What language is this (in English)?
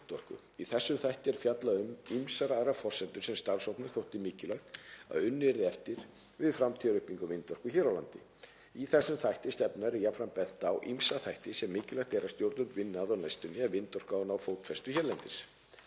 Icelandic